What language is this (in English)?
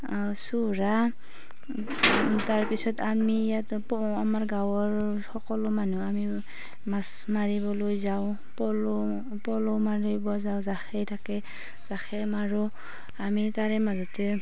Assamese